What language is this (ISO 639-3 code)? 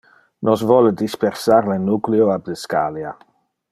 ina